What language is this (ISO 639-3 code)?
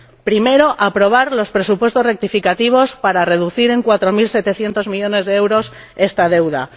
spa